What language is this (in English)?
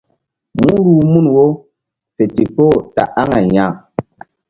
Mbum